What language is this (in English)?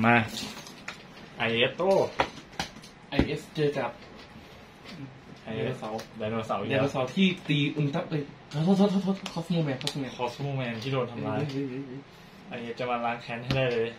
Thai